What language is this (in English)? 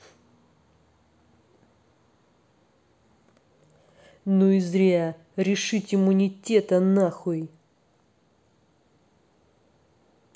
Russian